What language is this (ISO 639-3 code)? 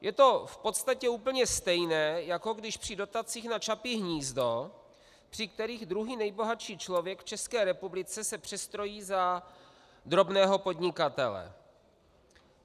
ces